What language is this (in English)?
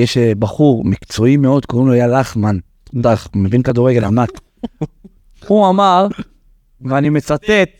Hebrew